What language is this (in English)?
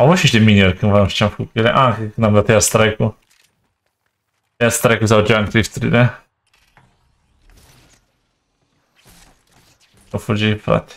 Romanian